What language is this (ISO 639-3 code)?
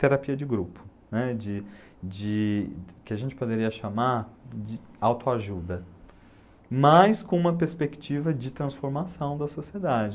por